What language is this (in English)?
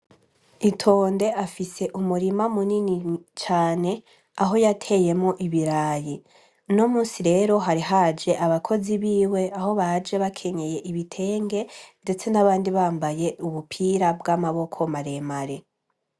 Rundi